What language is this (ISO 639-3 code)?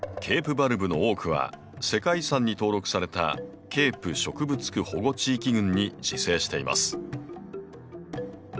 jpn